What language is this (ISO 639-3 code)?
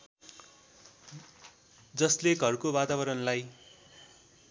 nep